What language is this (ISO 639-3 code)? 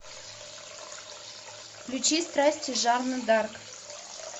rus